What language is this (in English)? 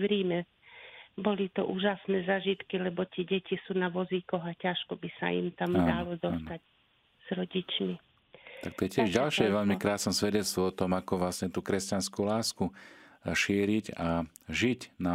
Slovak